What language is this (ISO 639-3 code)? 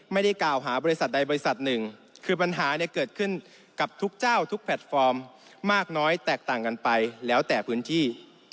tha